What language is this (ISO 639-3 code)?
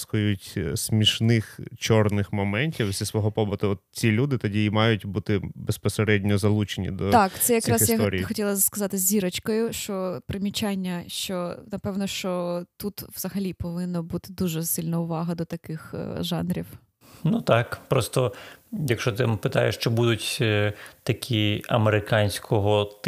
ukr